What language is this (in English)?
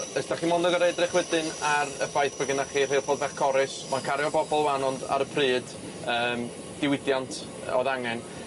Welsh